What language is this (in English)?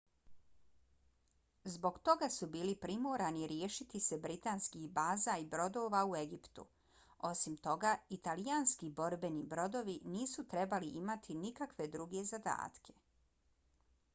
Bosnian